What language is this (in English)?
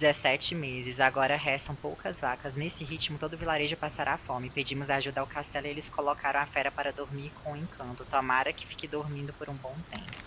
Portuguese